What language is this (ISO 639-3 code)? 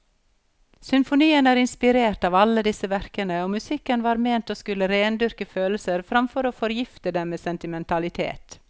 nor